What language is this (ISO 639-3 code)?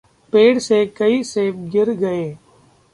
hin